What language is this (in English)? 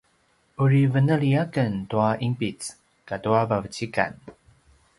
Paiwan